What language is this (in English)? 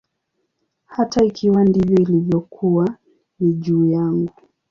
Swahili